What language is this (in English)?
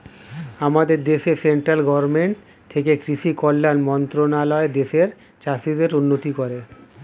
Bangla